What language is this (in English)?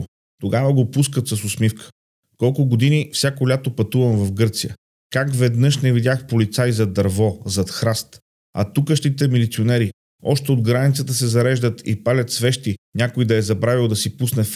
Bulgarian